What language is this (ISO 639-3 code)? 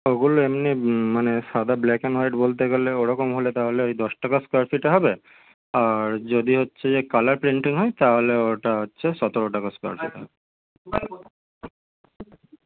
ben